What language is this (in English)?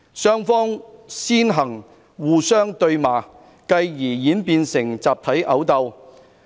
Cantonese